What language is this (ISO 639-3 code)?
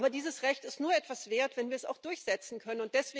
deu